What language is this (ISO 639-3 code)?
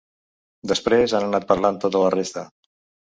cat